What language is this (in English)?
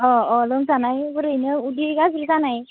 Bodo